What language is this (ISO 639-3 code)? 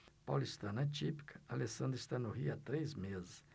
por